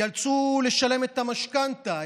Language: Hebrew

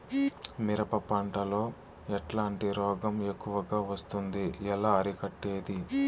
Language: Telugu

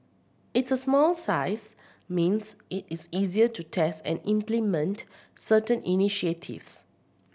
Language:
English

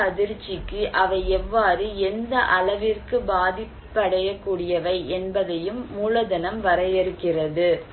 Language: Tamil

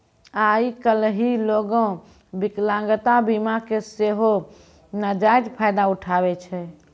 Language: Maithili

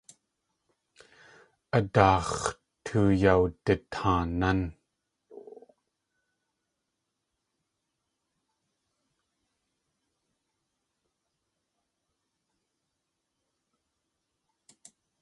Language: Tlingit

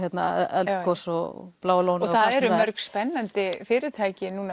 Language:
Icelandic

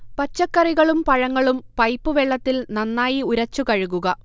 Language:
Malayalam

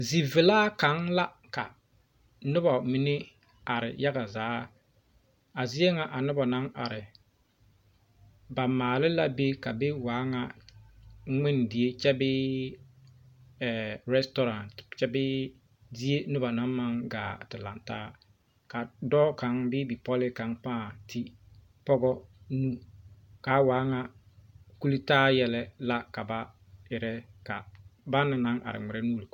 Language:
Southern Dagaare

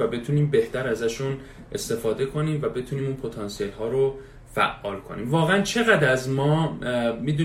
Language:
Persian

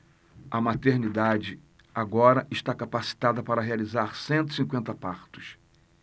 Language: Portuguese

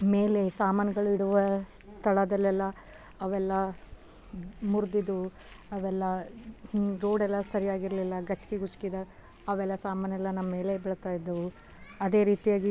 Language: Kannada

